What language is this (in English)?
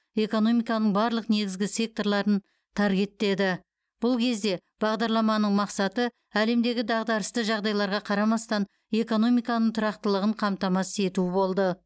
Kazakh